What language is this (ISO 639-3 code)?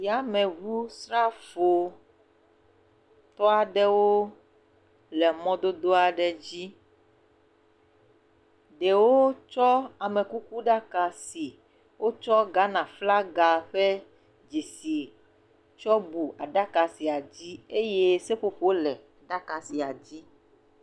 ewe